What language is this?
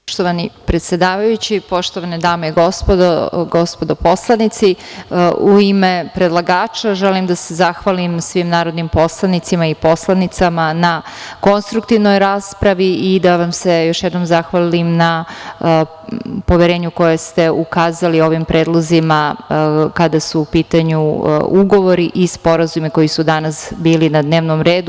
Serbian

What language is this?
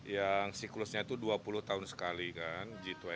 Indonesian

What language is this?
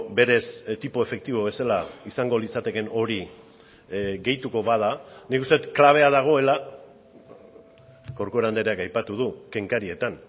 Basque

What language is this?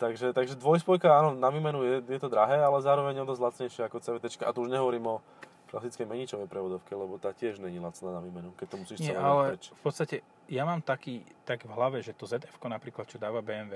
Slovak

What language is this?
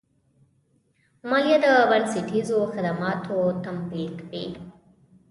Pashto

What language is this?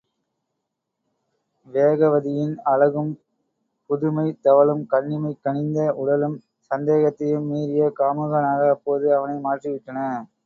Tamil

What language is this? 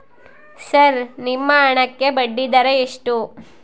Kannada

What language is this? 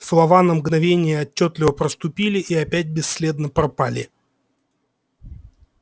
Russian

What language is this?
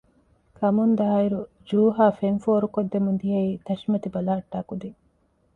Divehi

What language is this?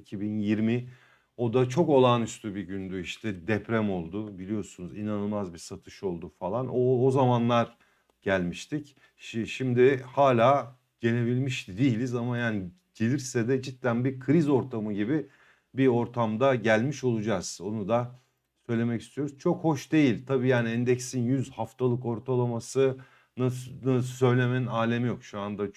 Turkish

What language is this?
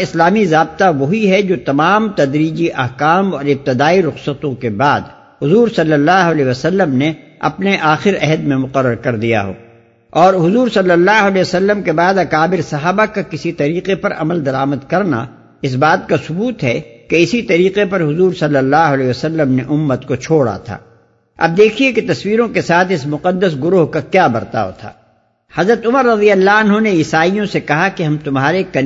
Urdu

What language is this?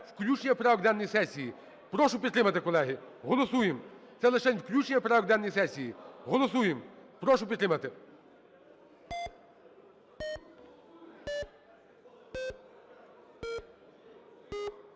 Ukrainian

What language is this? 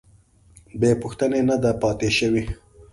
Pashto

